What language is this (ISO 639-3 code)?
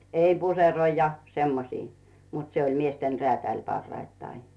fin